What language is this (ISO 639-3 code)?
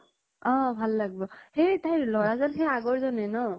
asm